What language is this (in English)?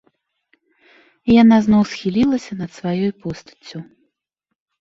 Belarusian